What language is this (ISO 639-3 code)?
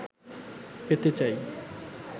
ben